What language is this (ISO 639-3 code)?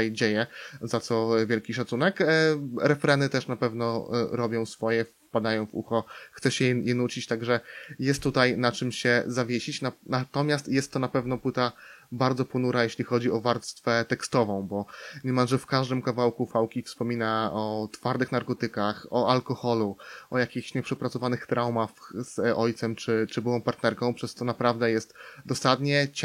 pol